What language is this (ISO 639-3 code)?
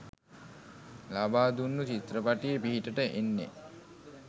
sin